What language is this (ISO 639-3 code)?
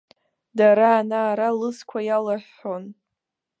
abk